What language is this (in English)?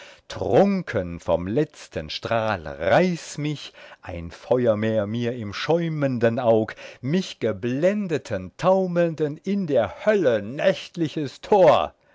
German